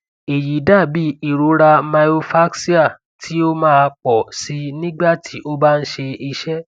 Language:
Yoruba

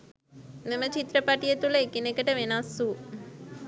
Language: Sinhala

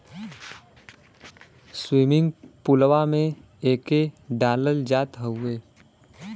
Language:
Bhojpuri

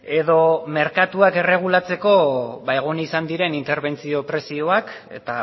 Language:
Basque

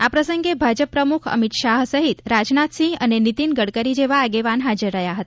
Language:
Gujarati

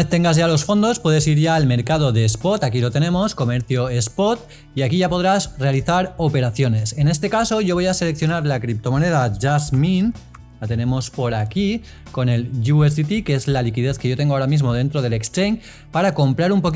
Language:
Spanish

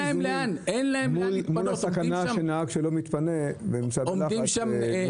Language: Hebrew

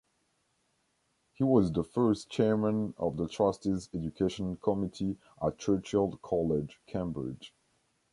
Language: English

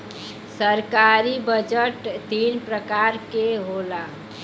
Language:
Bhojpuri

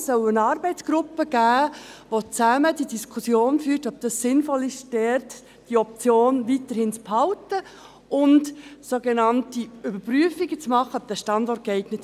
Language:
Swiss German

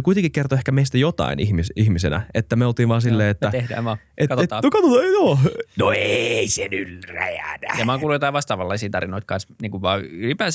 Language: Finnish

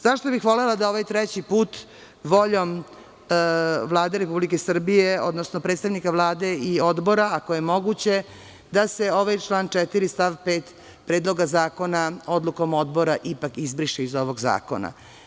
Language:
Serbian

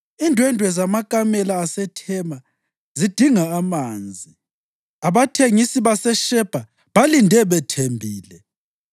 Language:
North Ndebele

